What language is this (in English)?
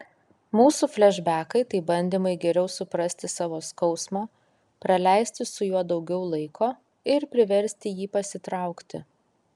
Lithuanian